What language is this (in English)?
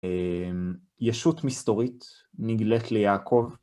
Hebrew